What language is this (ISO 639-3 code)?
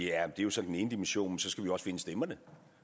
dan